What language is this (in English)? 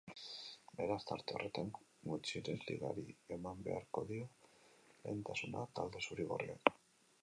Basque